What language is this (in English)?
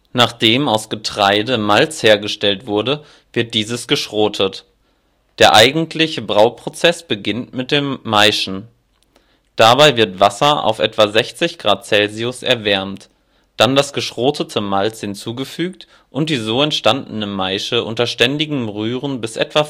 German